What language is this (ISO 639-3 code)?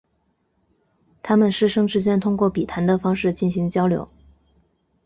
zho